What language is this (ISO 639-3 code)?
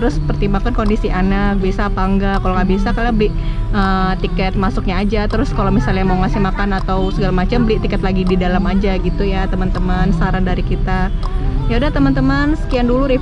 ind